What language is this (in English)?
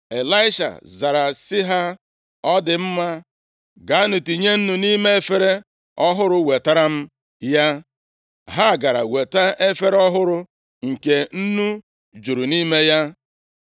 Igbo